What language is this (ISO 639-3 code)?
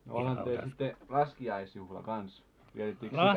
fin